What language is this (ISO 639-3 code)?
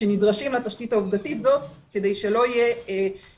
heb